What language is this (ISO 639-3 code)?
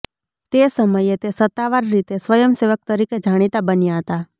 guj